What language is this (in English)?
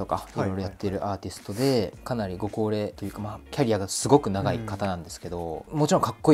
Japanese